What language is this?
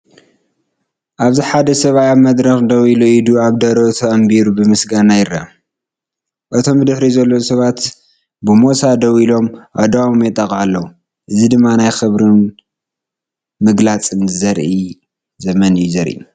Tigrinya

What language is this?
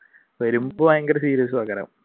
Malayalam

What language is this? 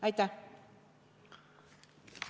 Estonian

